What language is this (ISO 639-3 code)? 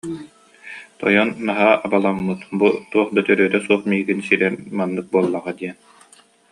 sah